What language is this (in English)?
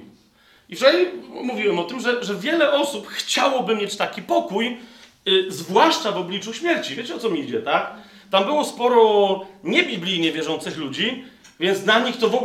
Polish